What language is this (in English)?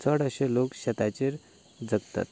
Konkani